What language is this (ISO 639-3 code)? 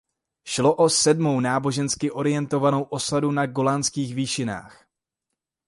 ces